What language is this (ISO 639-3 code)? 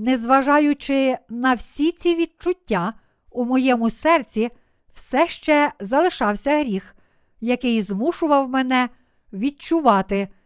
ukr